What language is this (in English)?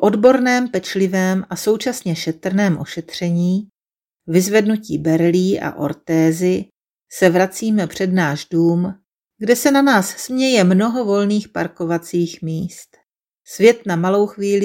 Czech